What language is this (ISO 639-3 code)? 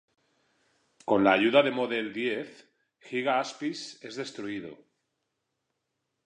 spa